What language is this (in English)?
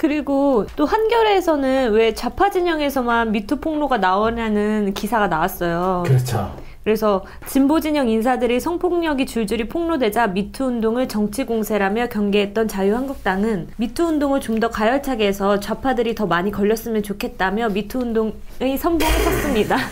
Korean